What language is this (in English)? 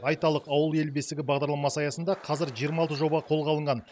Kazakh